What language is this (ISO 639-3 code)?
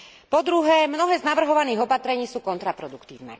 slk